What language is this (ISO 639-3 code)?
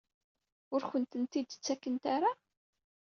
kab